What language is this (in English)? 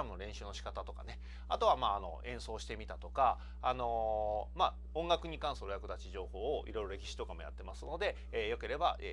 Japanese